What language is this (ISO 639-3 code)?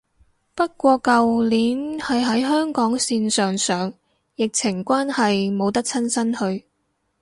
yue